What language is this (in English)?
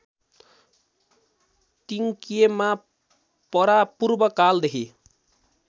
Nepali